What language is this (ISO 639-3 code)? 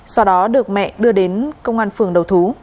vie